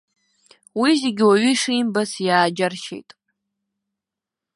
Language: Abkhazian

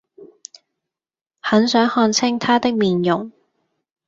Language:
Cantonese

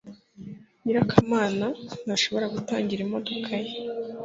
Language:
Kinyarwanda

